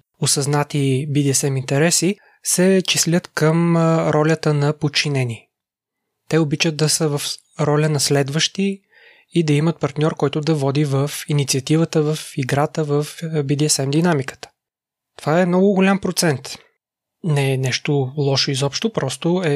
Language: Bulgarian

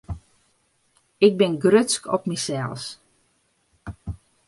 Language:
Western Frisian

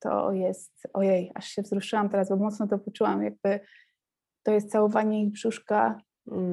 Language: Polish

